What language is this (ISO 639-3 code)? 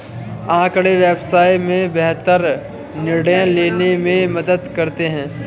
hin